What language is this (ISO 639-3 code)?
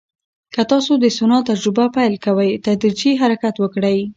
pus